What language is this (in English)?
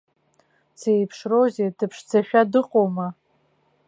Abkhazian